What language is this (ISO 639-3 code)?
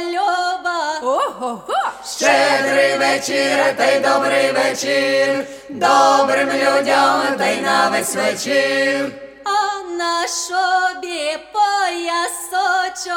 ukr